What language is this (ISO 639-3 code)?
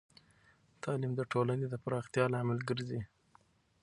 pus